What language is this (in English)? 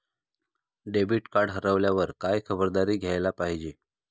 Marathi